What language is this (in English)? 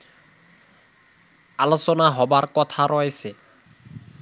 Bangla